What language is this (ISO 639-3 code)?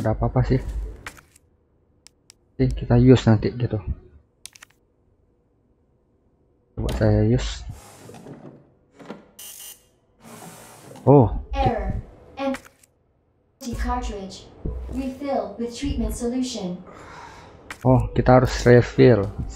ind